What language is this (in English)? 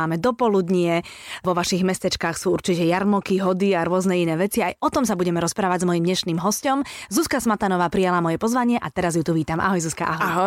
Slovak